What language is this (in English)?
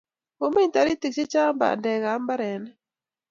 Kalenjin